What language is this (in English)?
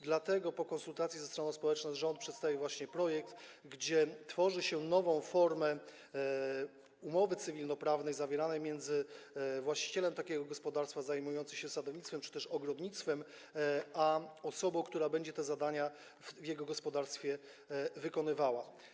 Polish